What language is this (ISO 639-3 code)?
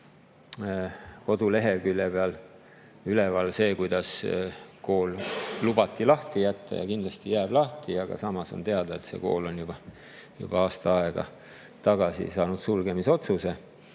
est